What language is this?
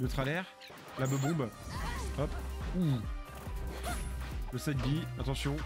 French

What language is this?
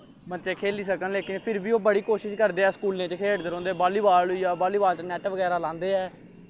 Dogri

